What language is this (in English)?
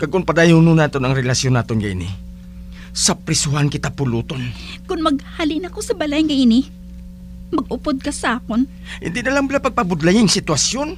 Filipino